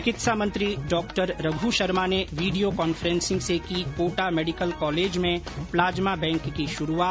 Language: Hindi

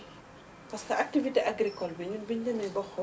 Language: Wolof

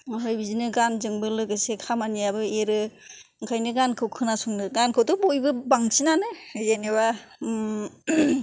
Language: Bodo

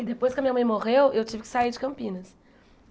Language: Portuguese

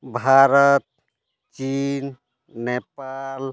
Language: Santali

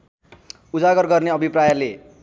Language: Nepali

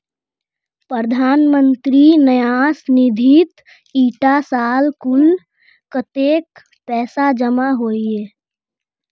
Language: Magahi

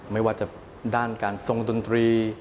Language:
Thai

